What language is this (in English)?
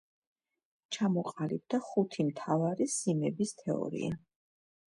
Georgian